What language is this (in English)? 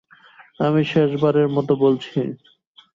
Bangla